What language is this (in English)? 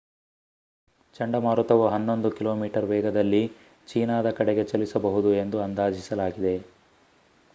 Kannada